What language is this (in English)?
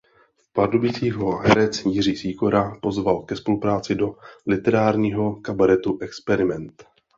Czech